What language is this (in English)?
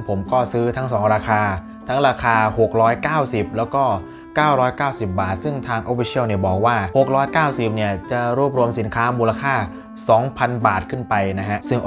Thai